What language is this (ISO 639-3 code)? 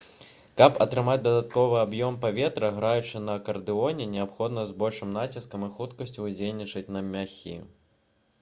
bel